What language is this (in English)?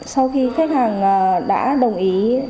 Vietnamese